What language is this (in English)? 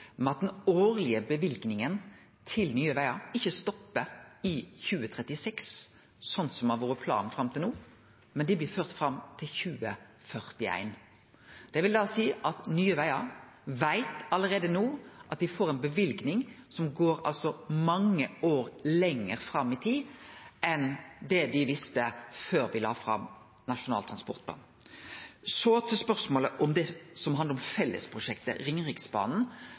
Norwegian Nynorsk